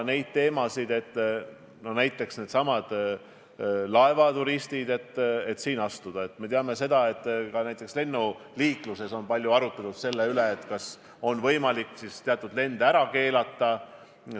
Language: Estonian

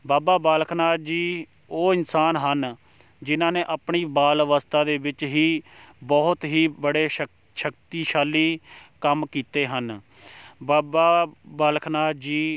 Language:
Punjabi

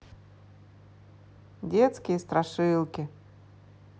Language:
Russian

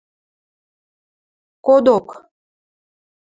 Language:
Western Mari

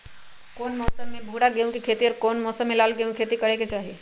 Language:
Magahi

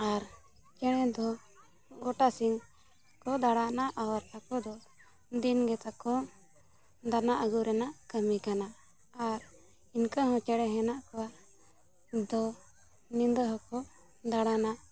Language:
Santali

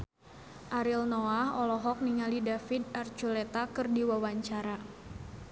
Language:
Sundanese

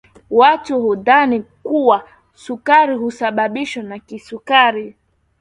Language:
Swahili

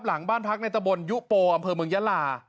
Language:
Thai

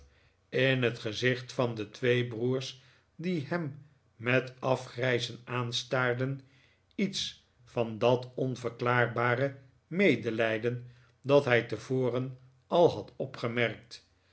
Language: Dutch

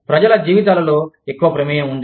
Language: Telugu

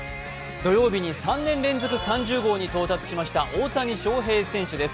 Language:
Japanese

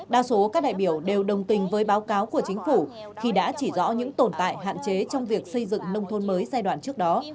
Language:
Vietnamese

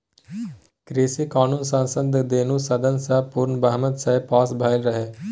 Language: Maithili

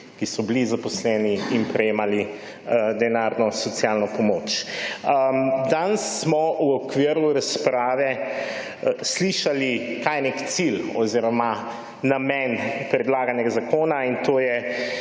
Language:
Slovenian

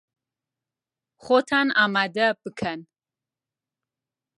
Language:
Central Kurdish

